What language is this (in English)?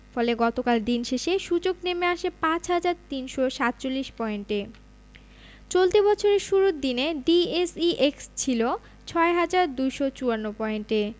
Bangla